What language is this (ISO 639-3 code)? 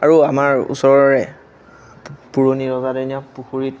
asm